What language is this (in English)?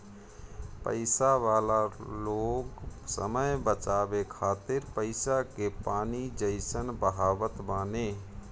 Bhojpuri